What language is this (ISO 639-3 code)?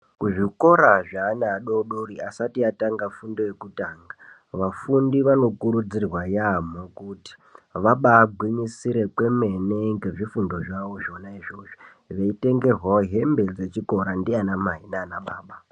ndc